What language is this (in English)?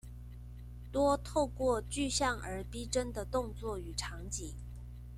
Chinese